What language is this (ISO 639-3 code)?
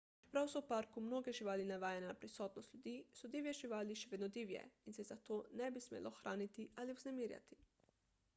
slv